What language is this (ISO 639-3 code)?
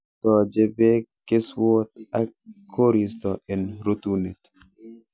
kln